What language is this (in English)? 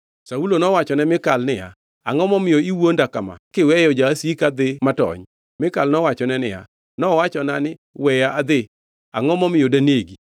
Luo (Kenya and Tanzania)